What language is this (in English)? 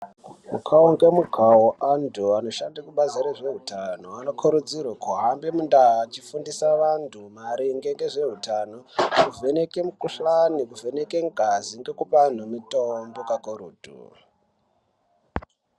Ndau